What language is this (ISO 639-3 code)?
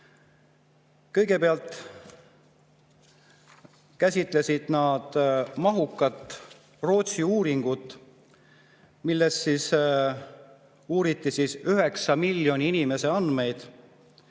est